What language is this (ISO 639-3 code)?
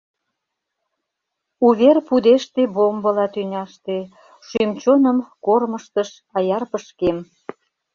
chm